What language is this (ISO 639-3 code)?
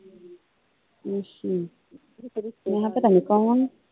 pan